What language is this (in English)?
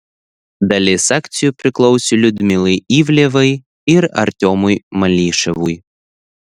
Lithuanian